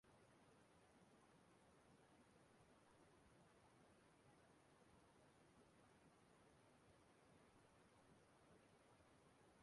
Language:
Igbo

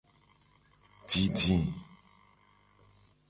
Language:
Gen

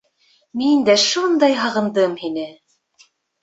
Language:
Bashkir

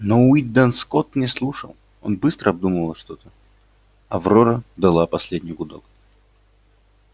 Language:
Russian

